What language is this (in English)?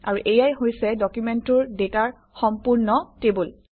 Assamese